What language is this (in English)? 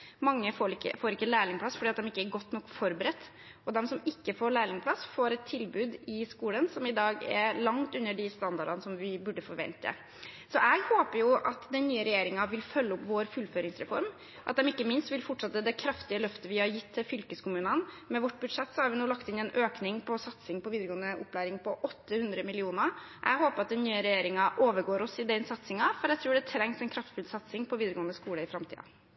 Norwegian Bokmål